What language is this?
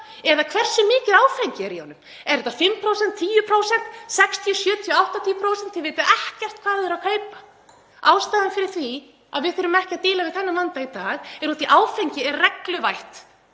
Icelandic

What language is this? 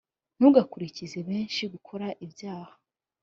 Kinyarwanda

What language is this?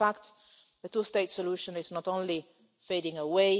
English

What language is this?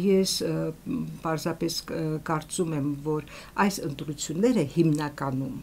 Turkish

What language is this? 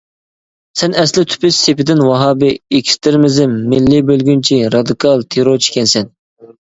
Uyghur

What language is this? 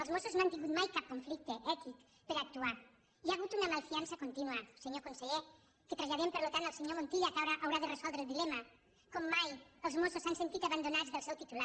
Catalan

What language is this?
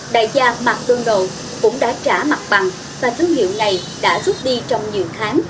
Vietnamese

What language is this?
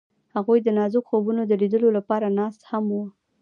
Pashto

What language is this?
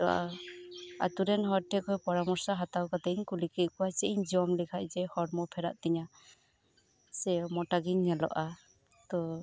Santali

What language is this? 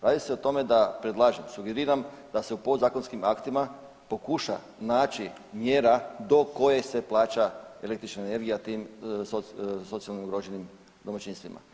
Croatian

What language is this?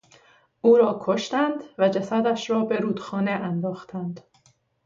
Persian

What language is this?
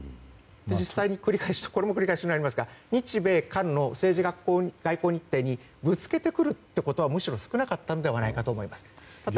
Japanese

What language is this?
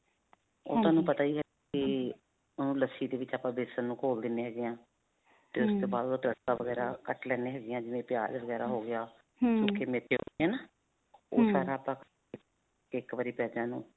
Punjabi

